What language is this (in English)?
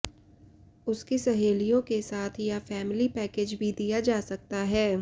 Hindi